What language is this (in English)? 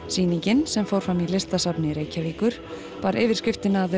Icelandic